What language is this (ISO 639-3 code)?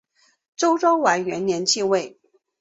zho